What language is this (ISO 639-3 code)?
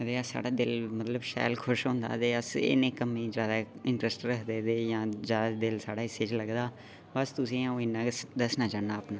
doi